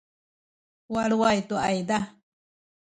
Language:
Sakizaya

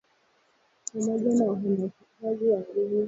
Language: Swahili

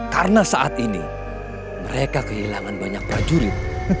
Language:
Indonesian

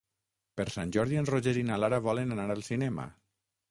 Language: Catalan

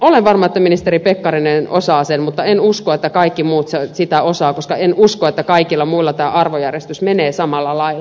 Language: Finnish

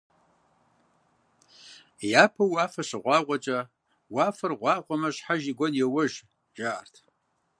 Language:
Kabardian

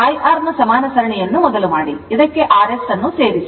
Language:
Kannada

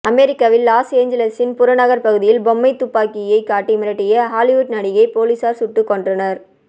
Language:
Tamil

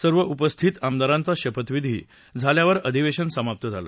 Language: Marathi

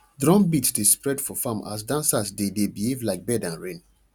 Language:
Nigerian Pidgin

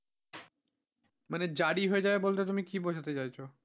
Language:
Bangla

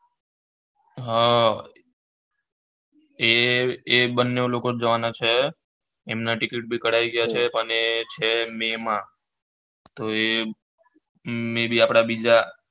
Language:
Gujarati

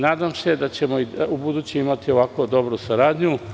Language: Serbian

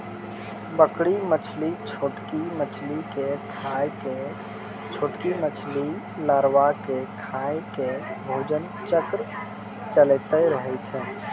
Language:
Maithili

